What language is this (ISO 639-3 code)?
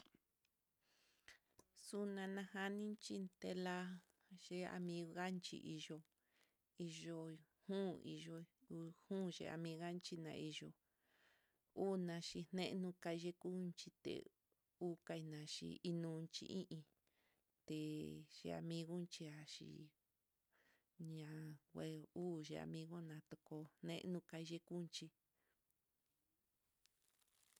vmm